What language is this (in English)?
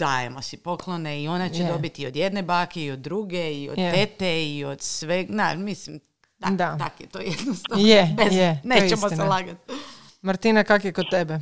Croatian